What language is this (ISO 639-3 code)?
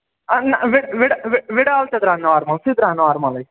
kas